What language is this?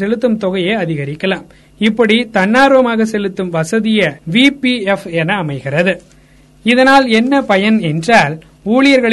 Tamil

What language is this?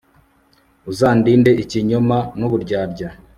Kinyarwanda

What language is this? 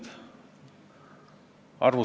Estonian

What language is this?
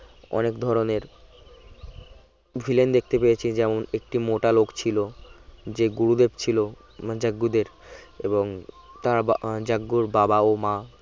Bangla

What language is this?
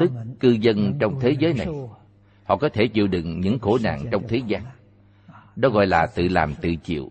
Vietnamese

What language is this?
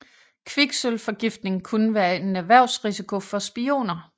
Danish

